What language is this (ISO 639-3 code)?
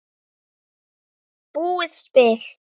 isl